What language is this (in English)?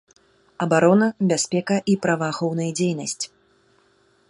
Belarusian